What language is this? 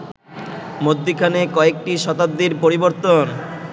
Bangla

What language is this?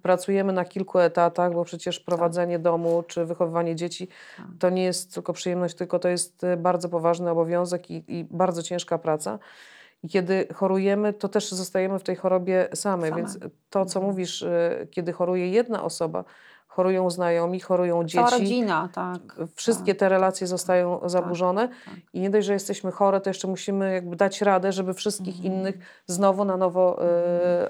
Polish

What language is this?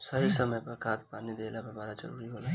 Bhojpuri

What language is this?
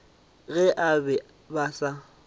Northern Sotho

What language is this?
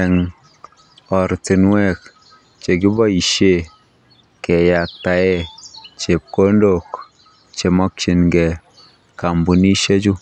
Kalenjin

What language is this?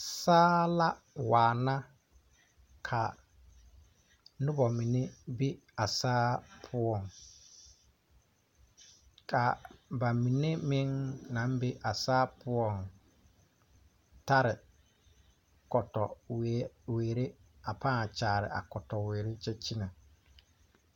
Southern Dagaare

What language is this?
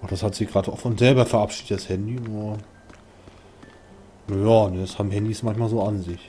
German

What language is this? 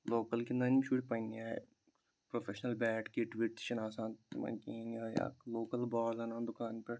Kashmiri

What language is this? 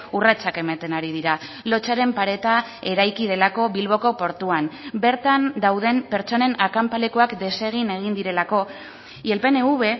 Basque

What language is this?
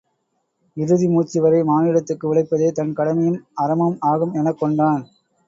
Tamil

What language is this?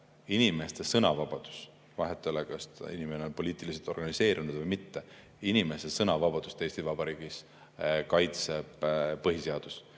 Estonian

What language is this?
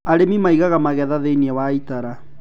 Kikuyu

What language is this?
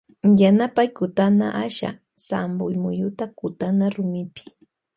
Loja Highland Quichua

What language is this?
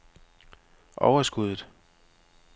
Danish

